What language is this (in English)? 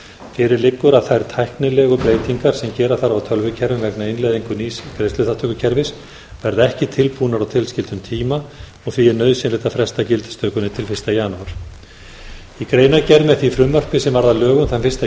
Icelandic